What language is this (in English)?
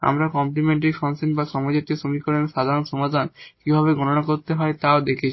Bangla